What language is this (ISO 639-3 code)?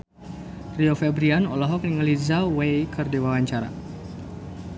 sun